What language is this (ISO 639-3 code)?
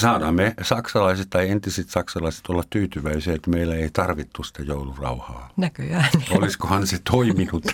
fin